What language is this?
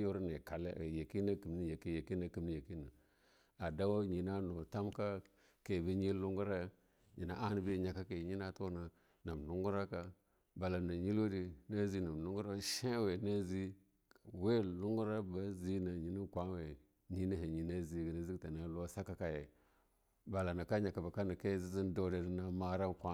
Longuda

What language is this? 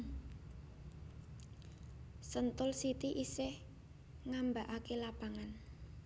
Javanese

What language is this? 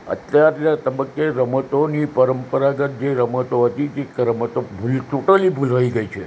Gujarati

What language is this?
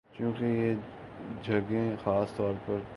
Urdu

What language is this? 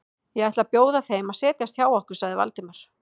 Icelandic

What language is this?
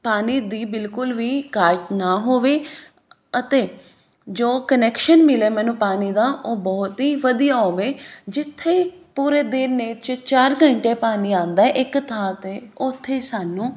Punjabi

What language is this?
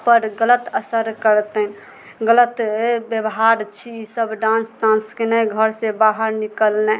Maithili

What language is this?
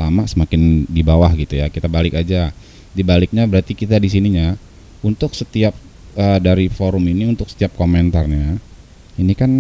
Indonesian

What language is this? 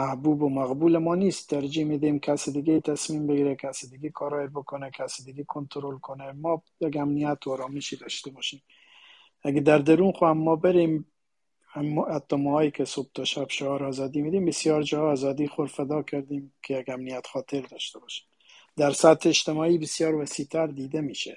Persian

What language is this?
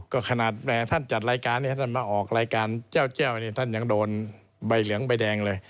Thai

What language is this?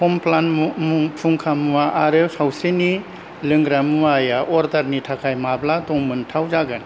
Bodo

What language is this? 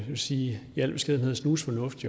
Danish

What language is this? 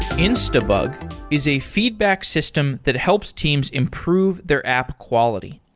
English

